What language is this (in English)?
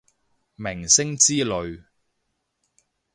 Cantonese